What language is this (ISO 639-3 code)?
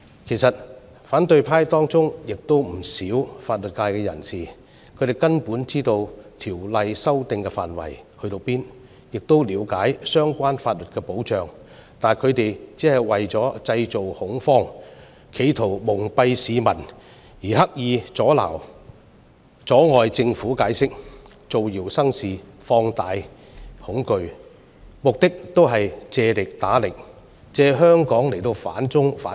yue